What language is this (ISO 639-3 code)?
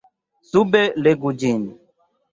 epo